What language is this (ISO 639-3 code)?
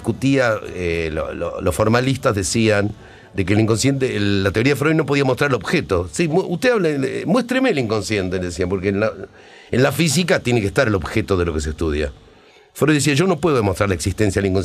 spa